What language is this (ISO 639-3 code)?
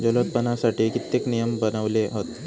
mar